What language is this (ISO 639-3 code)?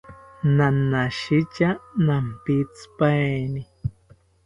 cpy